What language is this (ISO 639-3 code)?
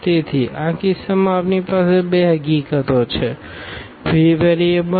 guj